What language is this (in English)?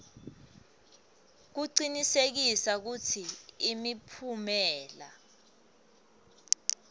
Swati